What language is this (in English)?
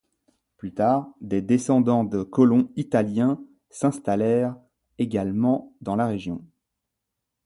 French